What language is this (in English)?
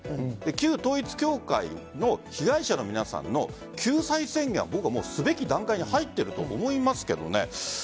Japanese